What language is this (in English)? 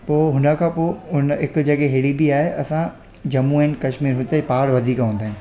Sindhi